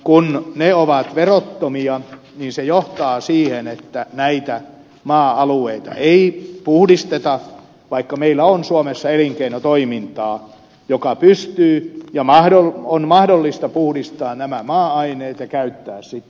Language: Finnish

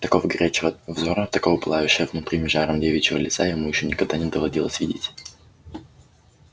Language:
Russian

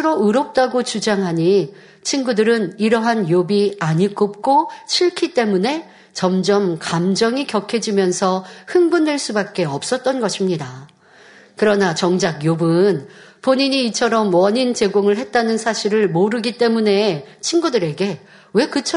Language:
Korean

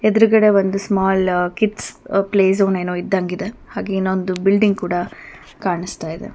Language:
Kannada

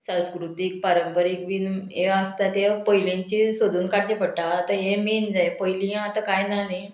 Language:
Konkani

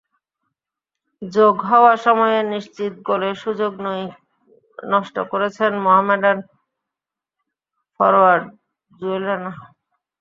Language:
Bangla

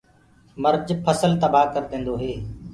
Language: Gurgula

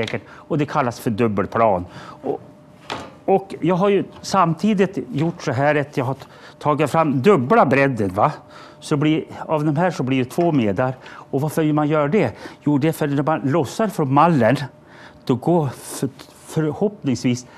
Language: Swedish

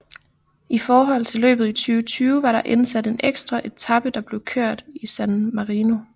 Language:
Danish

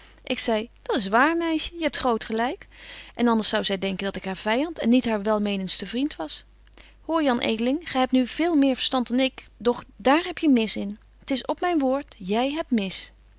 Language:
Dutch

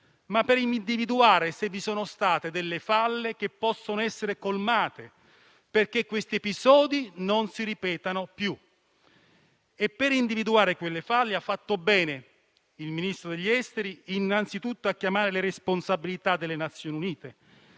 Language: Italian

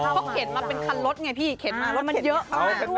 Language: Thai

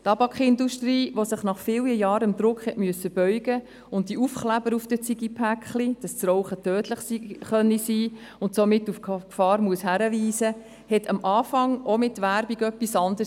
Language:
Swiss German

